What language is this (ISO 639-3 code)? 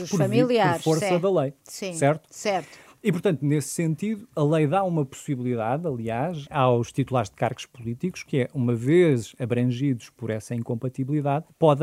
por